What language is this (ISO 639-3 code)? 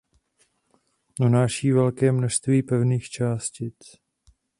ces